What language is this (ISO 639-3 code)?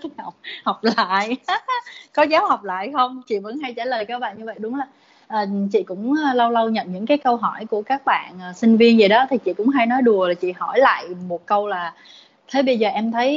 vie